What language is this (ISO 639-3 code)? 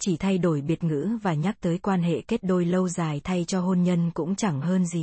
vie